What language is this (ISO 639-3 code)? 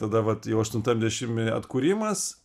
lit